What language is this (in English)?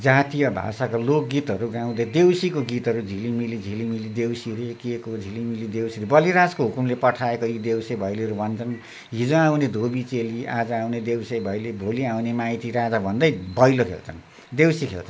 Nepali